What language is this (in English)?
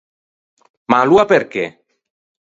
Ligurian